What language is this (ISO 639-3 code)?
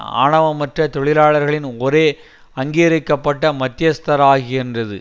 tam